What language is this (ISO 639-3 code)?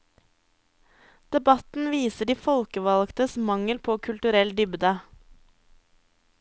nor